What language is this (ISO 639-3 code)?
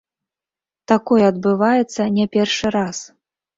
bel